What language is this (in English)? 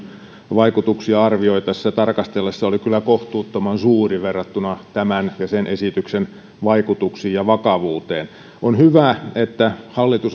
Finnish